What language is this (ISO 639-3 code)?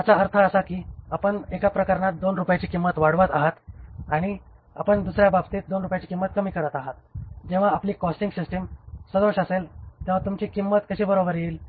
mar